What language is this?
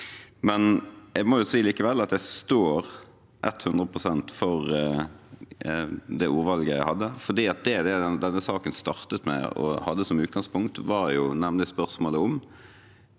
Norwegian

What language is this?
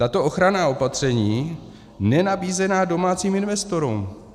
Czech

